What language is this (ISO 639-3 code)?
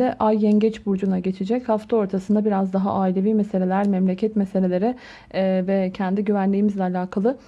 tur